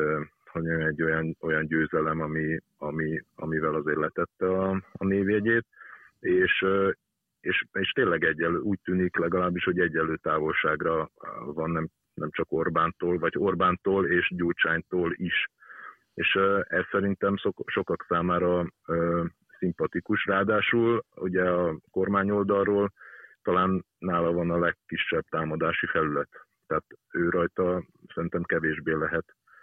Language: Hungarian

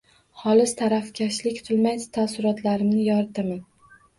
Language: Uzbek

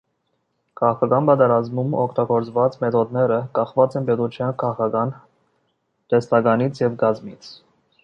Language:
Armenian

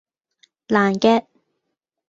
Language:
Cantonese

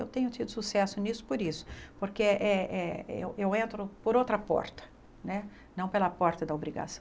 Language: Portuguese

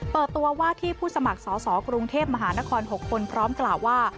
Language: Thai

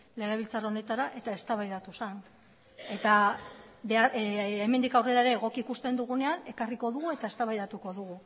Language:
Basque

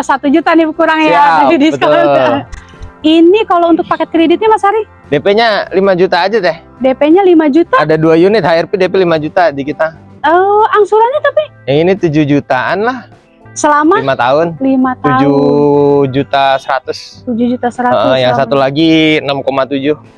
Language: Indonesian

